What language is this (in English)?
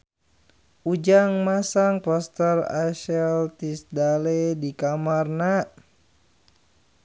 Sundanese